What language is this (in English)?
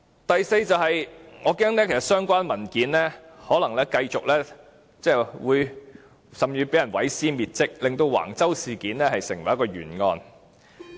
Cantonese